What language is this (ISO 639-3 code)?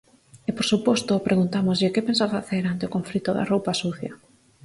glg